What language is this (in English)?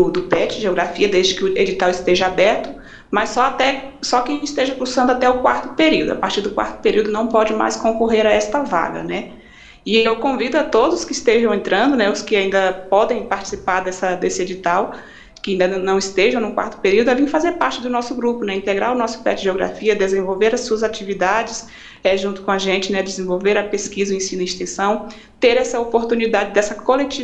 Portuguese